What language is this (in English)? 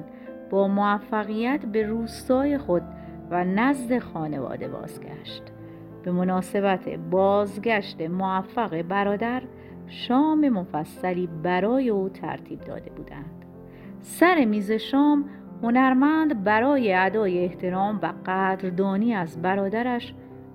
Persian